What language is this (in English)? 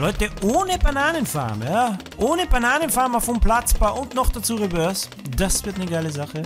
German